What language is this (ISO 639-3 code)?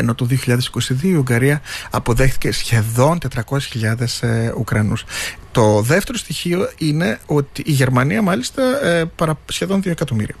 ell